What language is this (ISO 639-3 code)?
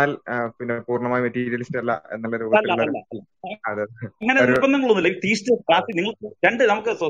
mal